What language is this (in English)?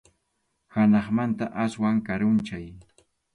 Arequipa-La Unión Quechua